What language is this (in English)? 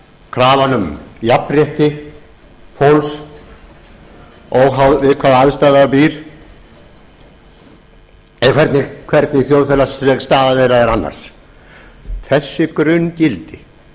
Icelandic